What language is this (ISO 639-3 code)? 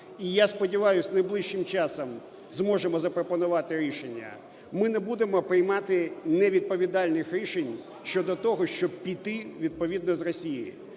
ukr